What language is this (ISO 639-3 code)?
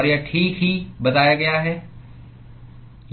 hin